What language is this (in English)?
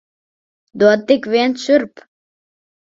Latvian